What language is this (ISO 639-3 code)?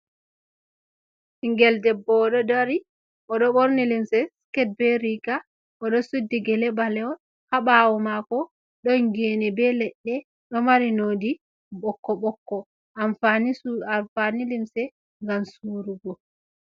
ful